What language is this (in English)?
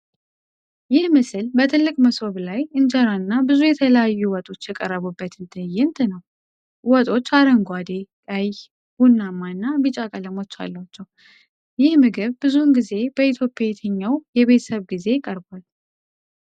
Amharic